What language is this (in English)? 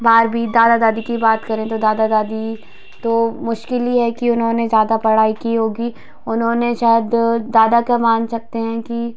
Hindi